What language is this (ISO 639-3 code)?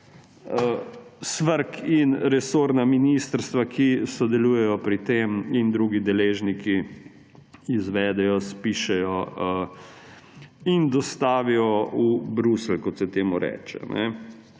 slv